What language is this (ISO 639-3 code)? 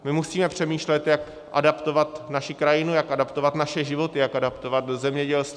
ces